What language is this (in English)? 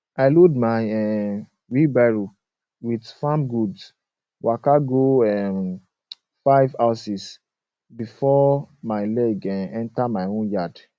Nigerian Pidgin